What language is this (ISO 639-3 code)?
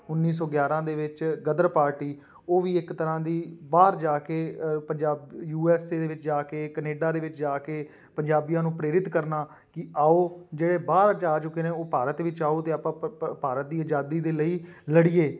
pan